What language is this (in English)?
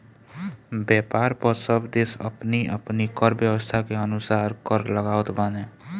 Bhojpuri